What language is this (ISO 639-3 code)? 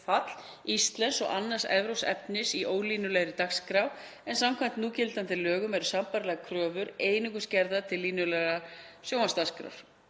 isl